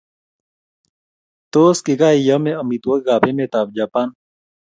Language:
Kalenjin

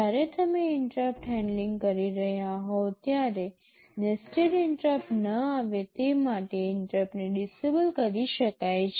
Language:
Gujarati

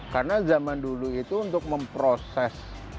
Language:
Indonesian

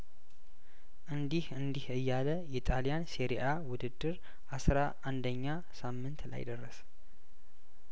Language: Amharic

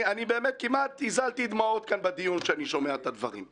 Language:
Hebrew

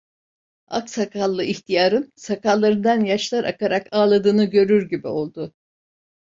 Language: Turkish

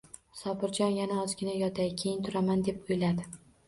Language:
Uzbek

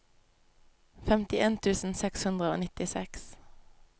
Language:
Norwegian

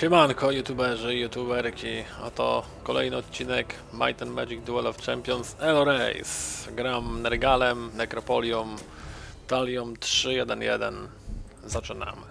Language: Polish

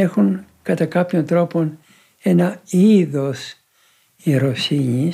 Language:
Greek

